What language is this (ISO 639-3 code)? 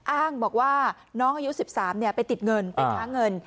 tha